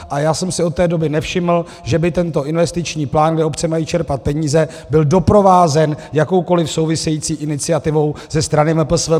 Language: Czech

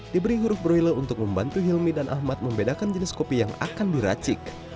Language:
Indonesian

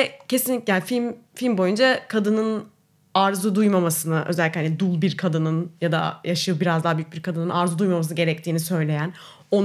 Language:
Turkish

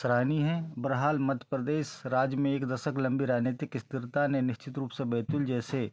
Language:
Hindi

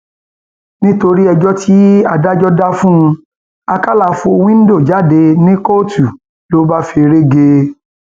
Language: Yoruba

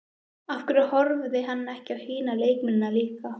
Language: Icelandic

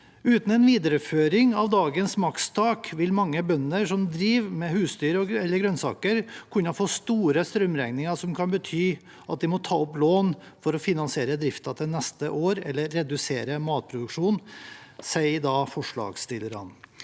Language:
Norwegian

